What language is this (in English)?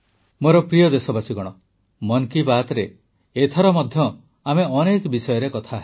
Odia